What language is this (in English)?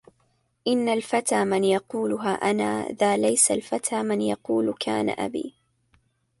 Arabic